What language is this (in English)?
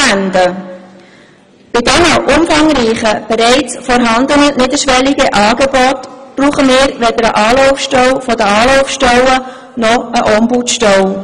Swiss German